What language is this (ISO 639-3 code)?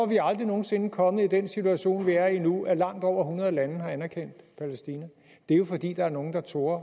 dan